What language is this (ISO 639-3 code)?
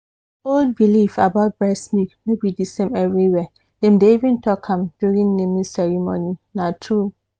pcm